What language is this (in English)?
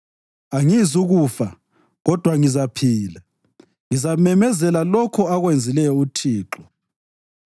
North Ndebele